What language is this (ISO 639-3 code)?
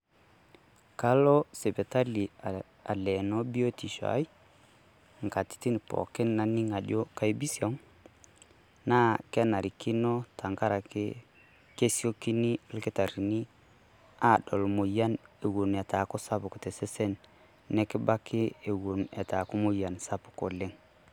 mas